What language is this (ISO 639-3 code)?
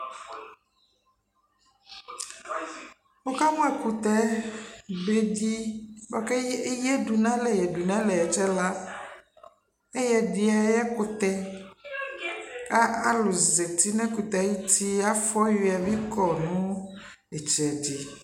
kpo